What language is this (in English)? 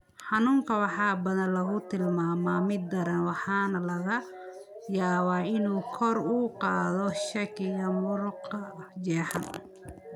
Somali